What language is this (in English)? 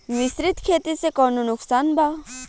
Bhojpuri